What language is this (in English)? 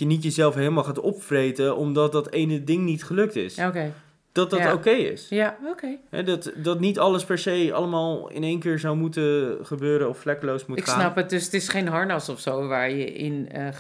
Dutch